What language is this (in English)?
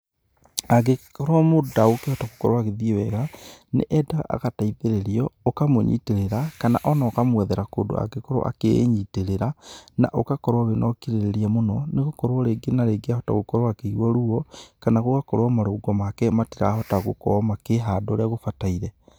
Kikuyu